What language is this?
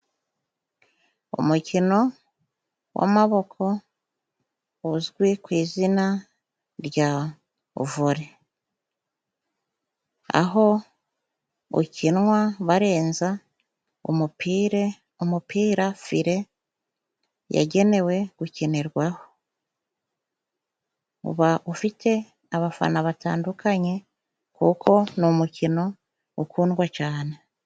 Kinyarwanda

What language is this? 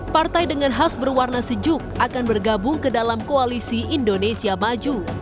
Indonesian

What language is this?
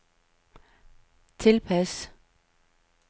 Danish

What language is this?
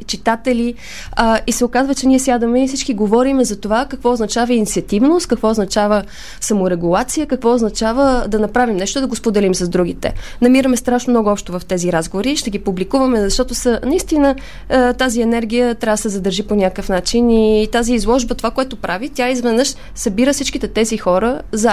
Bulgarian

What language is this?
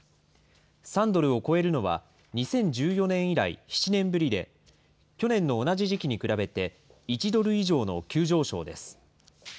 Japanese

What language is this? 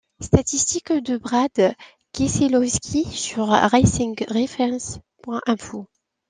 French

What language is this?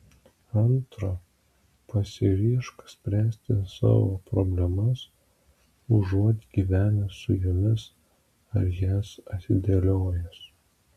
Lithuanian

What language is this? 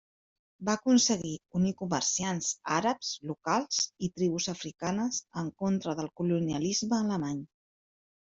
Catalan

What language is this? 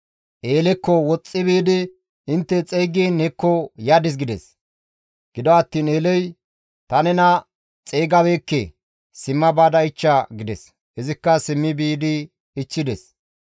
Gamo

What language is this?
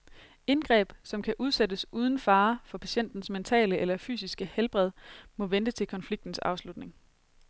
Danish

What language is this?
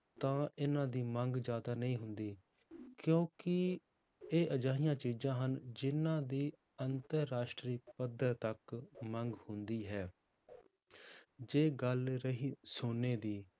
Punjabi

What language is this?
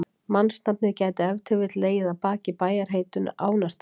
Icelandic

